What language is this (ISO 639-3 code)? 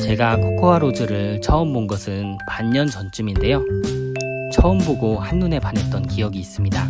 kor